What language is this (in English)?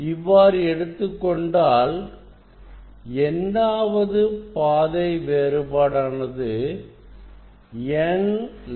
Tamil